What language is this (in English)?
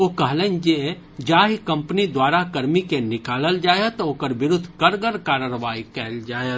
Maithili